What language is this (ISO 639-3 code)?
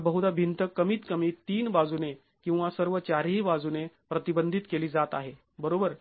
mar